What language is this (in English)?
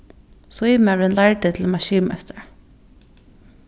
Faroese